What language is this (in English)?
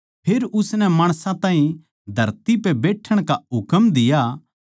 Haryanvi